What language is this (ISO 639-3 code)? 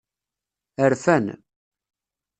kab